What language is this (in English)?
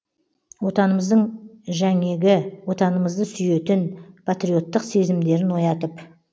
Kazakh